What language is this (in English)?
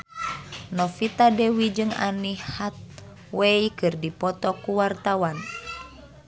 Sundanese